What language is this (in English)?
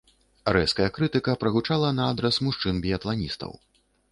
Belarusian